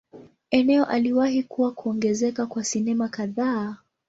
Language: Swahili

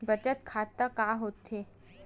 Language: Chhattisgarhi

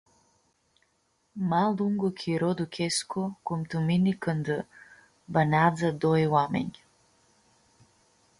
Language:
Aromanian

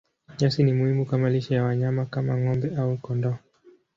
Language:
Swahili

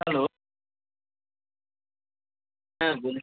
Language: Bangla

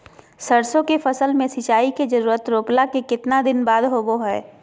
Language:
Magahi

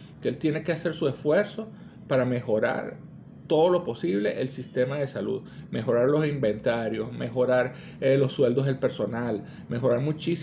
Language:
Spanish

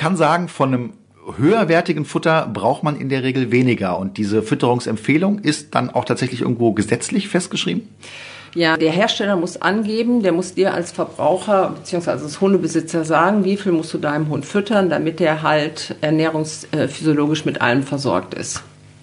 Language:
German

